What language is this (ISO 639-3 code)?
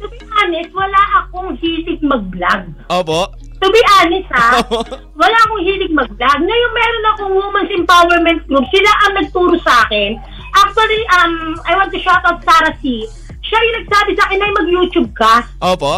fil